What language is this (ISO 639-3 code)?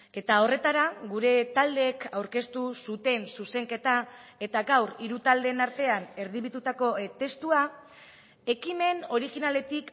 eus